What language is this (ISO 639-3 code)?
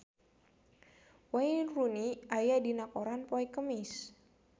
sun